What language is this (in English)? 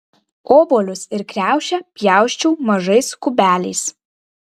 Lithuanian